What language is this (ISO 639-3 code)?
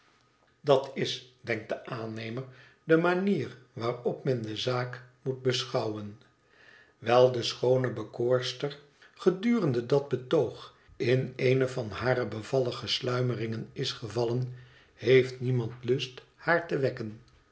nld